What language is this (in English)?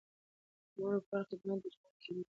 Pashto